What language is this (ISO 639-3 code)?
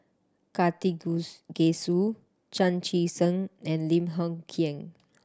eng